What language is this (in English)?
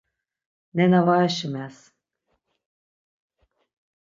Laz